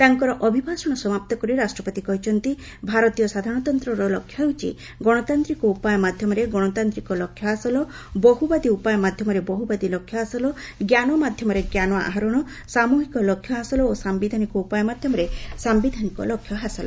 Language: Odia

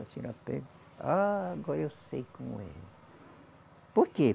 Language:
Portuguese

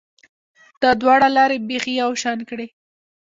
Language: Pashto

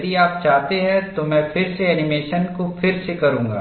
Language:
Hindi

